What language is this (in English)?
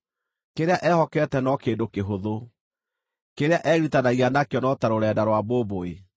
Kikuyu